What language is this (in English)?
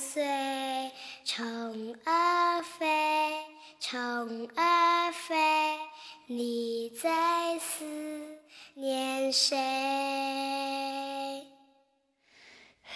Chinese